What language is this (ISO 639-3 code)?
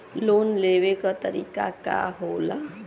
bho